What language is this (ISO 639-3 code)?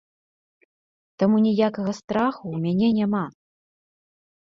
bel